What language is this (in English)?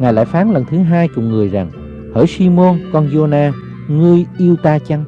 Vietnamese